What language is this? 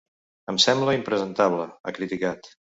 Catalan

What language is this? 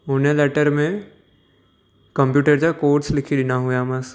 Sindhi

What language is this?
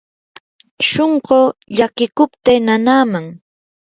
Yanahuanca Pasco Quechua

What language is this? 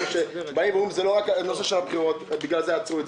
Hebrew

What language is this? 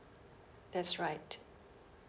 English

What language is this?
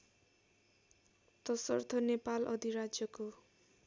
Nepali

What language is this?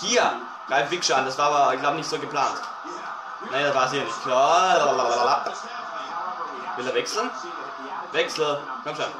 German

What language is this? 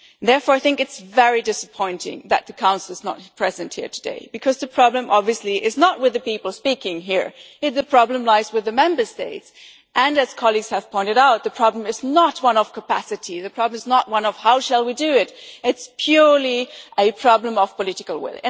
English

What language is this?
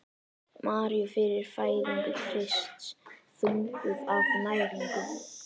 Icelandic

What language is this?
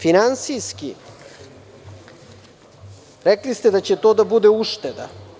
Serbian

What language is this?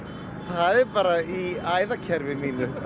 Icelandic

